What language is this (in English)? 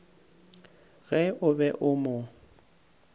Northern Sotho